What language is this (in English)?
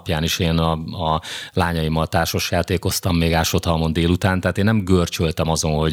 Hungarian